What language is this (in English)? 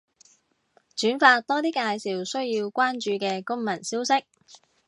Cantonese